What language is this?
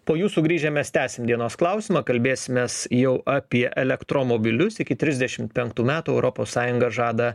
Lithuanian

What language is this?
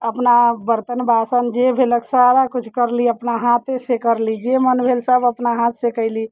Maithili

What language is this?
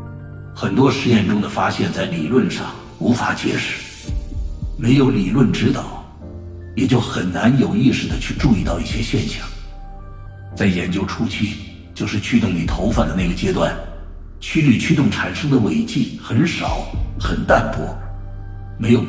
Chinese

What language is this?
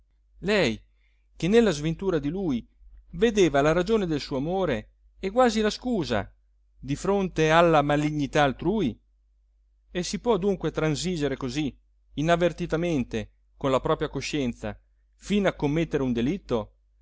Italian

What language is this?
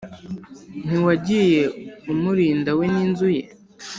Kinyarwanda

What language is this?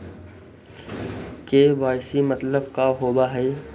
Magahi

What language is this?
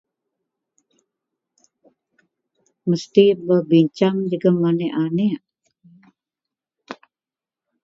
Central Melanau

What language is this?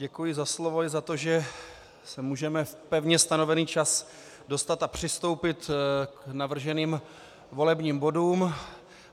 Czech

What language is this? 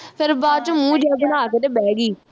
Punjabi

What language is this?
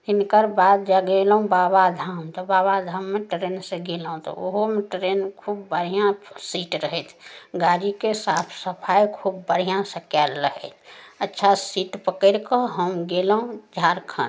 Maithili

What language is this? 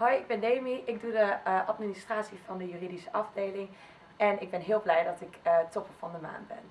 Dutch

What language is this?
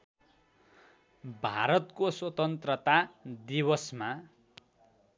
Nepali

